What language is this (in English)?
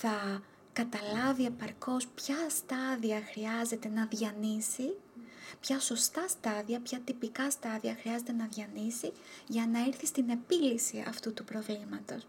Greek